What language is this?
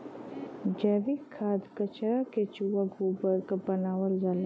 Bhojpuri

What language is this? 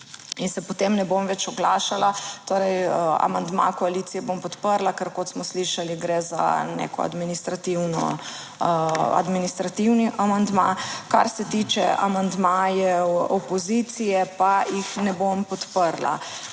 Slovenian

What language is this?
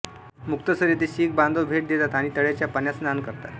Marathi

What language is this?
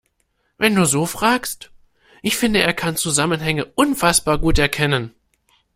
German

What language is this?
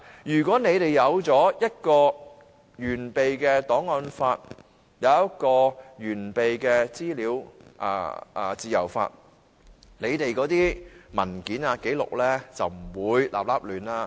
Cantonese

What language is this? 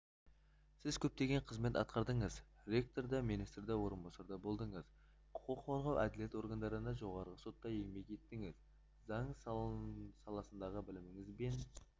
Kazakh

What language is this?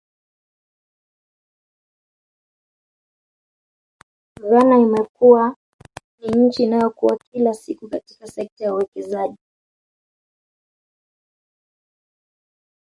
Swahili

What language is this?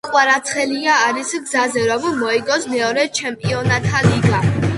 Georgian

